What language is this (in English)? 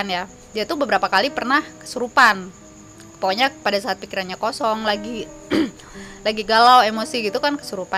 Indonesian